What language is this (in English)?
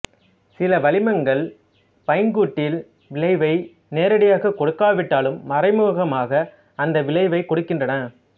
Tamil